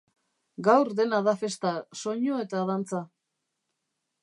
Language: Basque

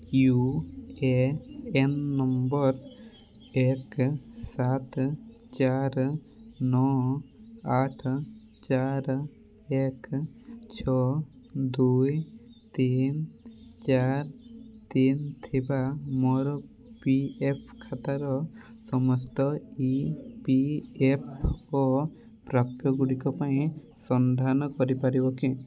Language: Odia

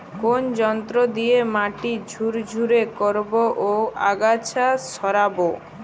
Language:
Bangla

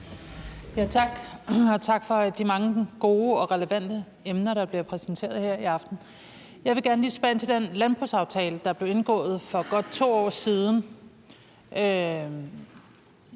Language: Danish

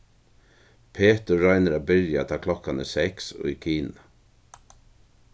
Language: Faroese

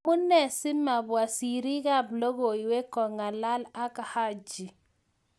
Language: Kalenjin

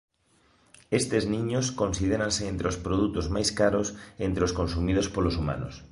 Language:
Galician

